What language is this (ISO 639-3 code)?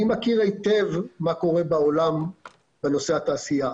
heb